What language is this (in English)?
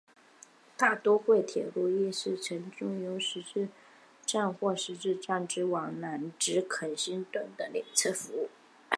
Chinese